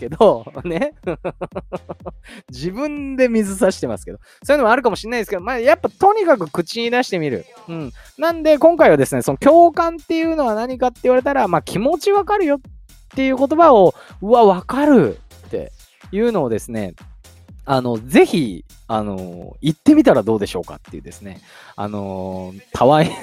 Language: Japanese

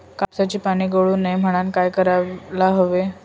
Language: Marathi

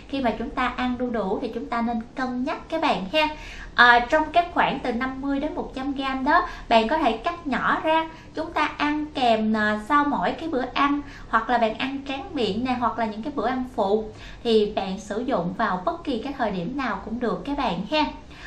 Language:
Vietnamese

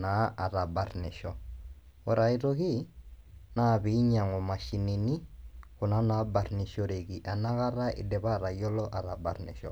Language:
Masai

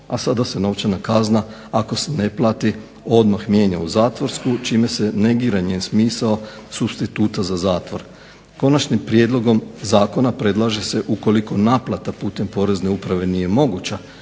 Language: Croatian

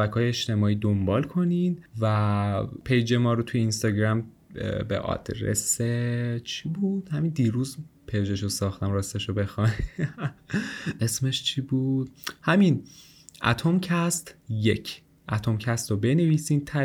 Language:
Persian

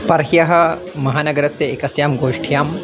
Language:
Sanskrit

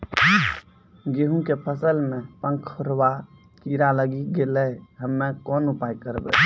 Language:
Maithili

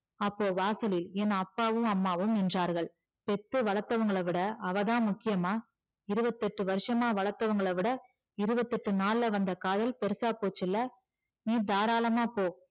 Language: Tamil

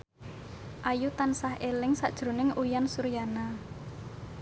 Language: Javanese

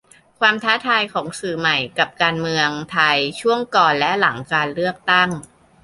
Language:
Thai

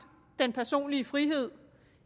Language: Danish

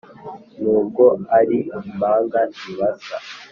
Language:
Kinyarwanda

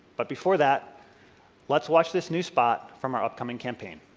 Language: English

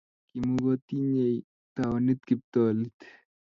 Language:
Kalenjin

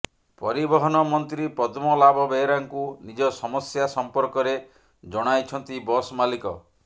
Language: Odia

